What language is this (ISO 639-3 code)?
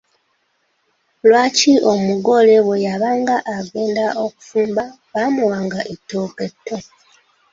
lug